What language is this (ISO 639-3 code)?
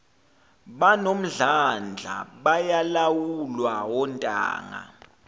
zul